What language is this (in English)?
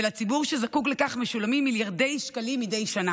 Hebrew